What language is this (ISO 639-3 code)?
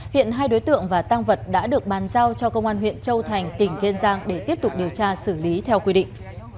vie